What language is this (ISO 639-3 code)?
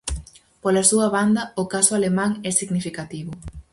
glg